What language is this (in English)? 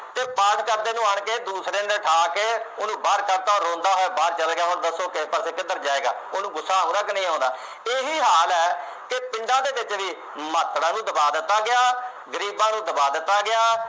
Punjabi